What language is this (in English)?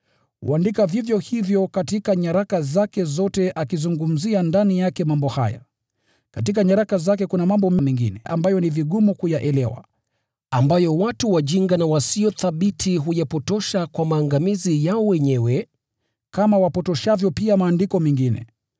Swahili